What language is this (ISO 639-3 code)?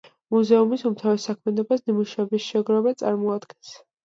kat